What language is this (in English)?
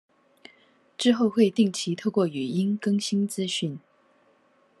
Chinese